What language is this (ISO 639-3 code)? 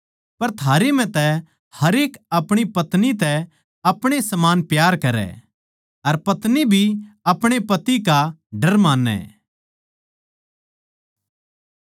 bgc